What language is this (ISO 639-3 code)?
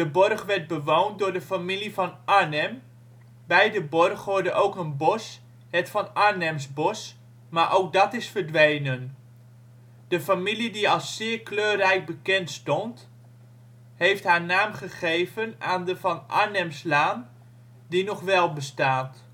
nld